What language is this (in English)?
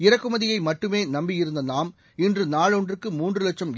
Tamil